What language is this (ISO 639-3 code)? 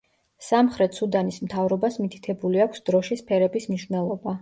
kat